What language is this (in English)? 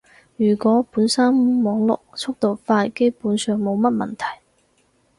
Cantonese